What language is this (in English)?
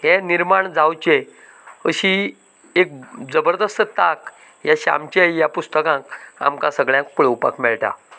Konkani